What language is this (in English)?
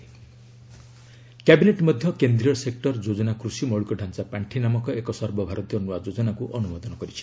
Odia